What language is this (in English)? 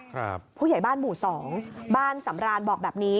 Thai